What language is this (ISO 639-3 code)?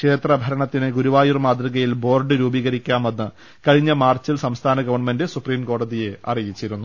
mal